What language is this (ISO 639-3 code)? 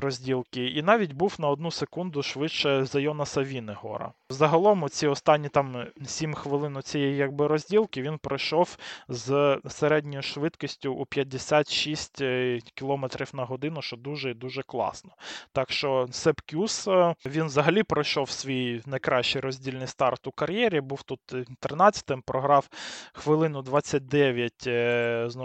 ukr